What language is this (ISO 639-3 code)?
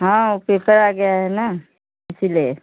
hin